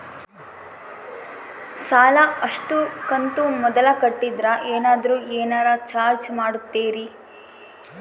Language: Kannada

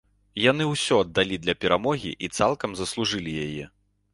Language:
Belarusian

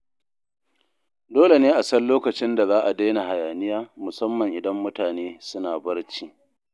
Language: Hausa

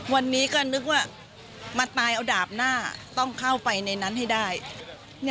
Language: Thai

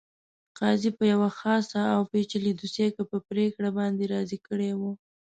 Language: Pashto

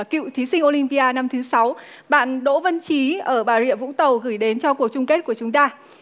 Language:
Vietnamese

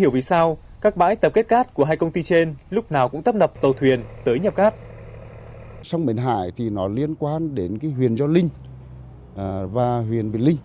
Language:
Vietnamese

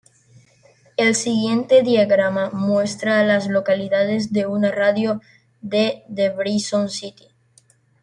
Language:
Spanish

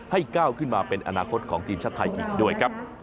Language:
Thai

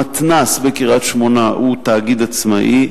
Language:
Hebrew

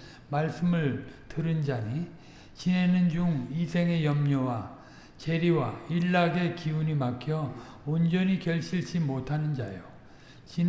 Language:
Korean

